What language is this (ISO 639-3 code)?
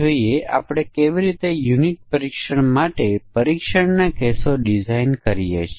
guj